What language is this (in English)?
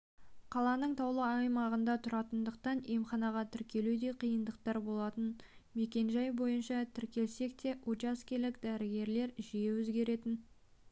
Kazakh